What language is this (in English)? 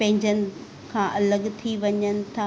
Sindhi